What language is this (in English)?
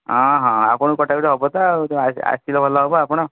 Odia